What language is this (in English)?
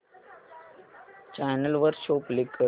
Marathi